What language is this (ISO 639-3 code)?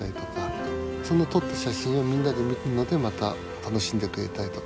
jpn